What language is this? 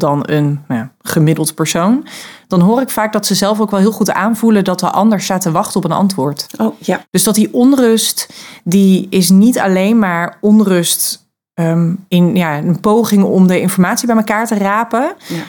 Dutch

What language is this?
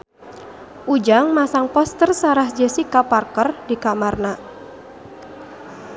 Sundanese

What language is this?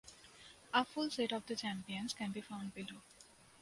English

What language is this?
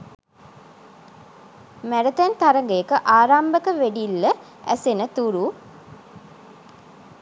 Sinhala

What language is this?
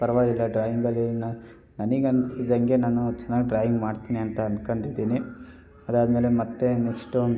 Kannada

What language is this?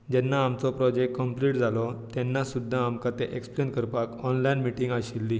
Konkani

